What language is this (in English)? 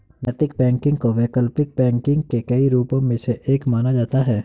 Hindi